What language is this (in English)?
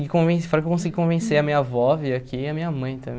Portuguese